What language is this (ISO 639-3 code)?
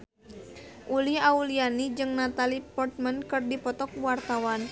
sun